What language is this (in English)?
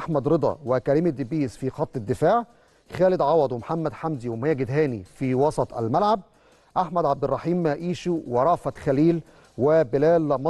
Arabic